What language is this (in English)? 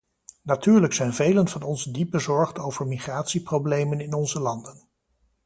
Dutch